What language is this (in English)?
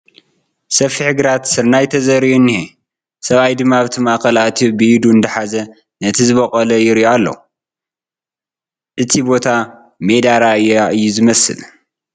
Tigrinya